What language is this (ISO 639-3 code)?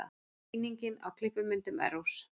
isl